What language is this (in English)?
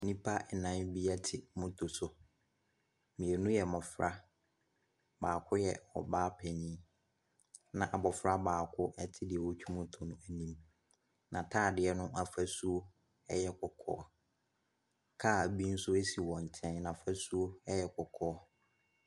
Akan